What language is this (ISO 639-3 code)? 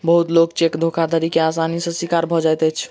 mai